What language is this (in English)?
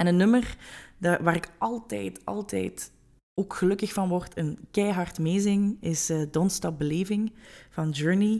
Dutch